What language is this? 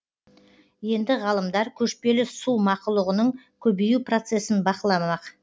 Kazakh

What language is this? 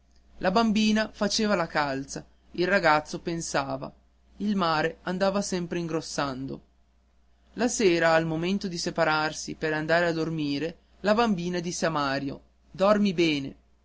Italian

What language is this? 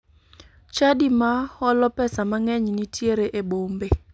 Luo (Kenya and Tanzania)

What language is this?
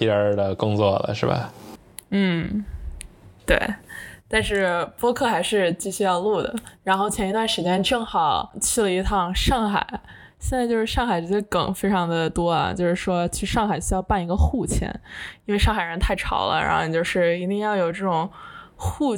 Chinese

